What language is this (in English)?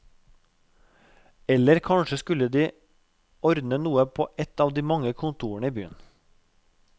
Norwegian